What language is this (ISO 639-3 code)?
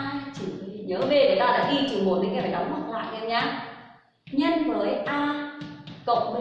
vie